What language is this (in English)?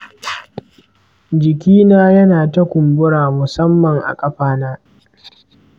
Hausa